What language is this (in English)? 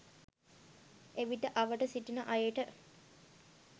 Sinhala